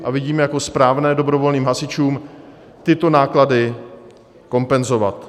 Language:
Czech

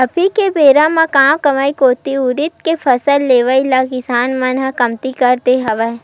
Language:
Chhattisgarhi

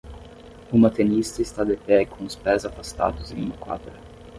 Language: Portuguese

